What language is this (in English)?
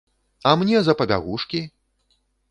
Belarusian